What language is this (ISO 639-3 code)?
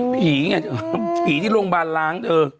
tha